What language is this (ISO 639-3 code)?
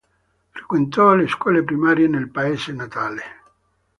ita